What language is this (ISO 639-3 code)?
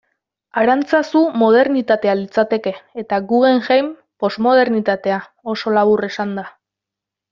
eus